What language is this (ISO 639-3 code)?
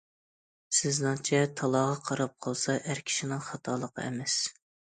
uig